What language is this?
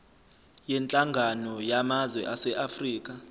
Zulu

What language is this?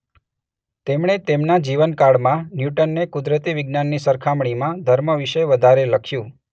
Gujarati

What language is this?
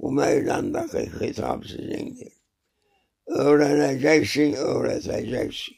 Turkish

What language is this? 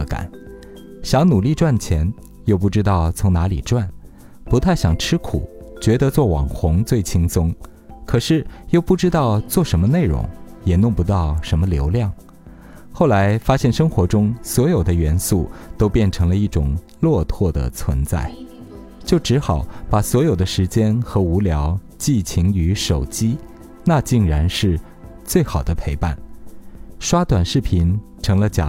Chinese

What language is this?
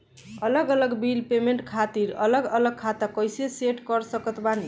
Bhojpuri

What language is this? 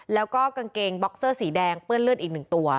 Thai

